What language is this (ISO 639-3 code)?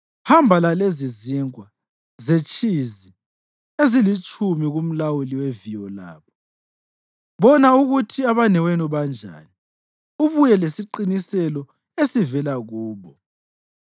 nde